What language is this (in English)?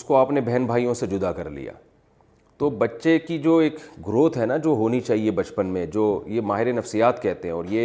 Urdu